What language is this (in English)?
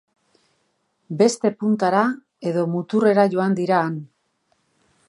Basque